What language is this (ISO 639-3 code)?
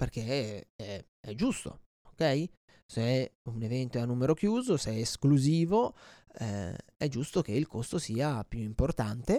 ita